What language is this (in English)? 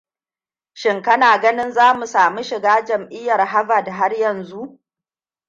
Hausa